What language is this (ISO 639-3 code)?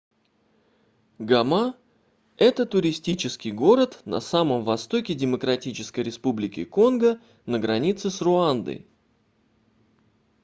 rus